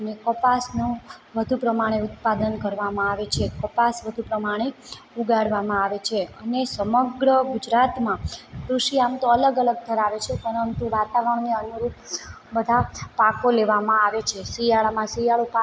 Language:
Gujarati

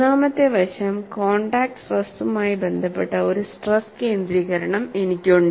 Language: Malayalam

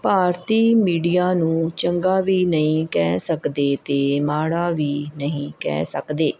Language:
Punjabi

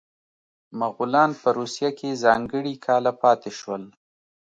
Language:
Pashto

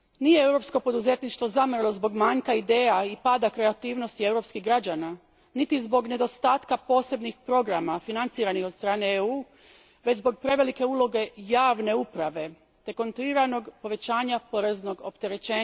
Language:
Croatian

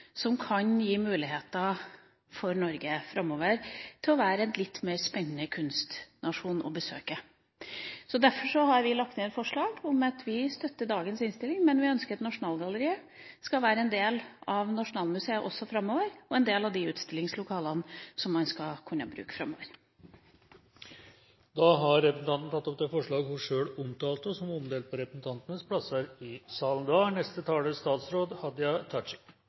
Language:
Norwegian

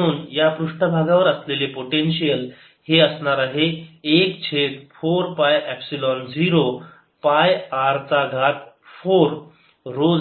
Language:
Marathi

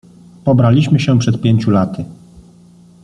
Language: Polish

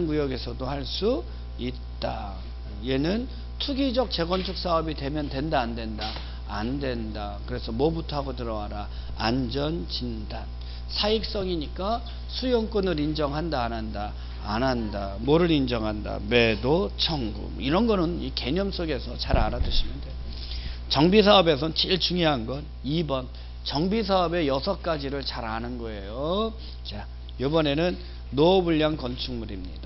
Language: Korean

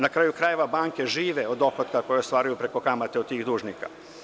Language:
Serbian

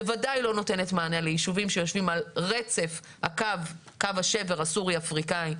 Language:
Hebrew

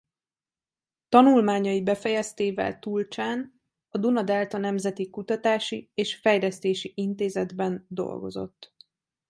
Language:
Hungarian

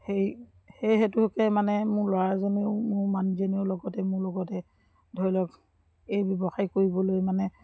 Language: Assamese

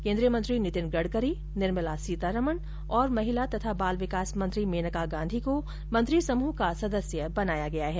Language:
Hindi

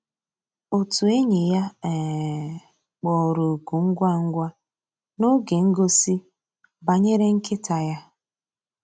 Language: Igbo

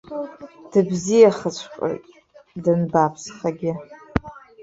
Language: Abkhazian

